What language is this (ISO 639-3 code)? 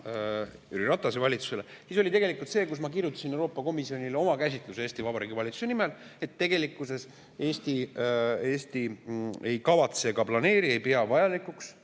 est